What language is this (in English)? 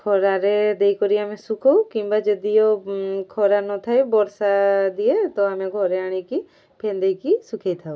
Odia